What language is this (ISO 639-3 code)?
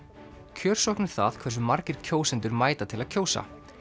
isl